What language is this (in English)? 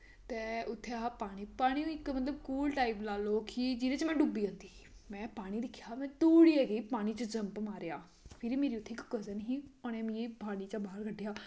Dogri